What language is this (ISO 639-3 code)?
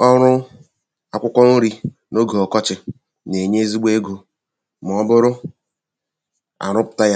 ibo